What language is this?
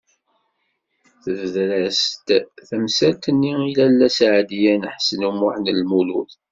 Kabyle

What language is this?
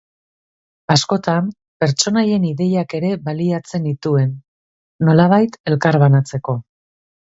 Basque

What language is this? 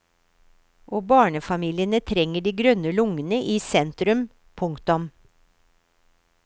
Norwegian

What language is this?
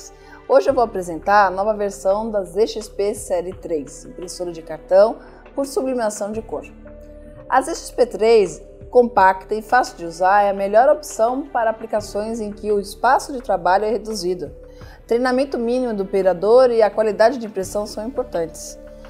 Portuguese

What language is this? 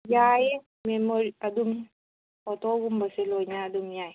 Manipuri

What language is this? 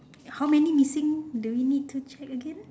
English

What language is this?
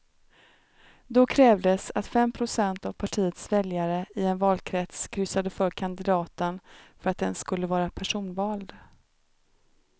Swedish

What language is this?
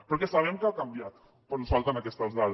Catalan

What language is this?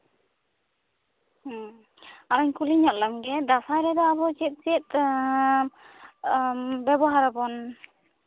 Santali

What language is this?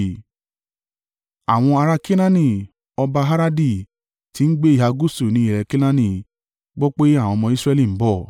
Yoruba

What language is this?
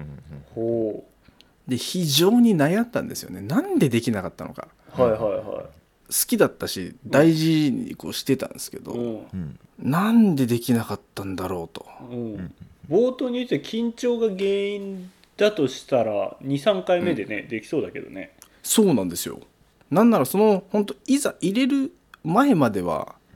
Japanese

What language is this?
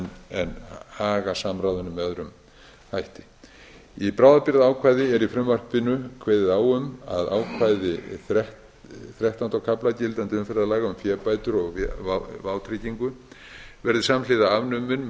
Icelandic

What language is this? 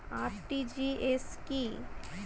Bangla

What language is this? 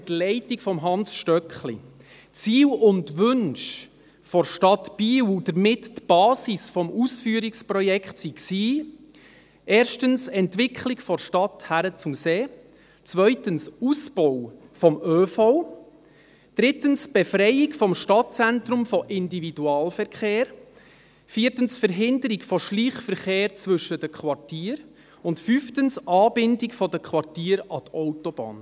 Swiss German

